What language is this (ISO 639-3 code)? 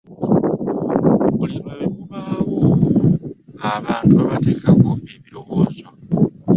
lug